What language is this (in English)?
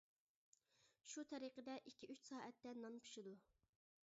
Uyghur